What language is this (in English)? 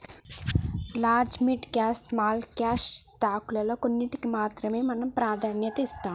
Telugu